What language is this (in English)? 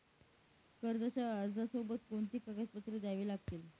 Marathi